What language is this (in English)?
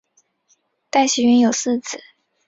Chinese